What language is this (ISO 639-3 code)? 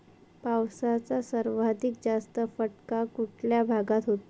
mar